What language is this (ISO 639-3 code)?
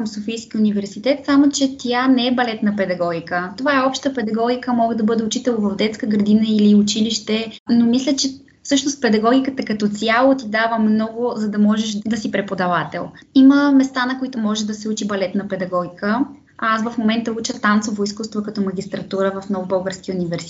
bul